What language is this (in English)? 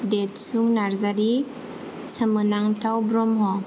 Bodo